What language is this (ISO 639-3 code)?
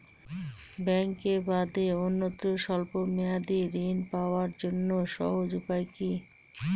ben